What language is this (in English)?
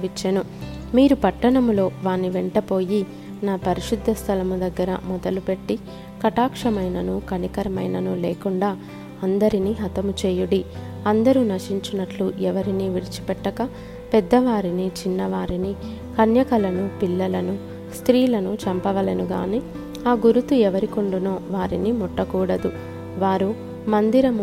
Telugu